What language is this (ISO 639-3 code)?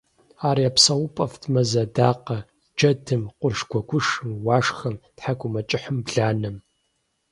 kbd